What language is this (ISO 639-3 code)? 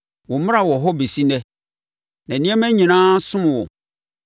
aka